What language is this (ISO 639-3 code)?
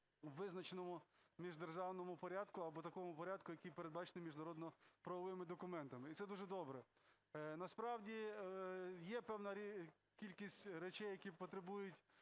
ukr